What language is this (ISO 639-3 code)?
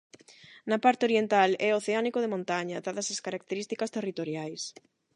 glg